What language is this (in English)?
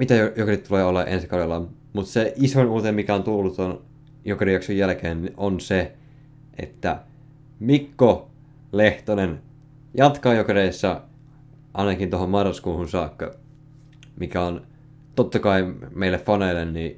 Finnish